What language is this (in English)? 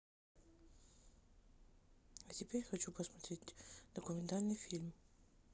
Russian